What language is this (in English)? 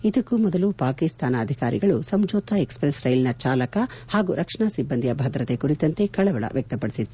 Kannada